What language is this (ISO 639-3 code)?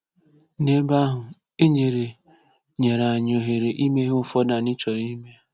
ibo